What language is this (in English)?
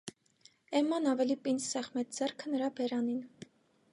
Armenian